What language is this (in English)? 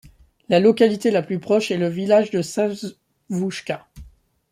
French